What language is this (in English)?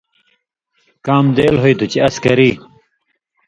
Indus Kohistani